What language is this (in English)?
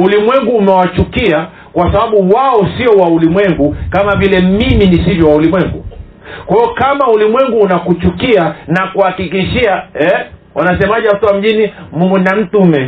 Swahili